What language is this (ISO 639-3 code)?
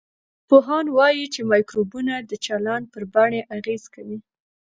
pus